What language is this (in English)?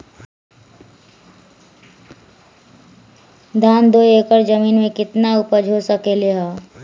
Magahi